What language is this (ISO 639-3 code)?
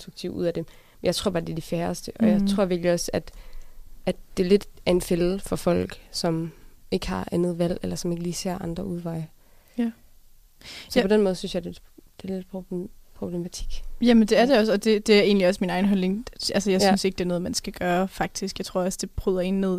dan